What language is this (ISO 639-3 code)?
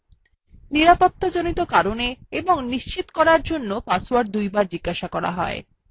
ben